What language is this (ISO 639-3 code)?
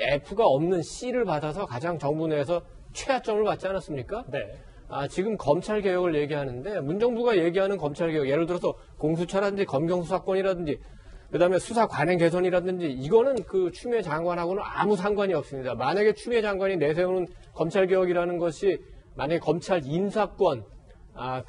kor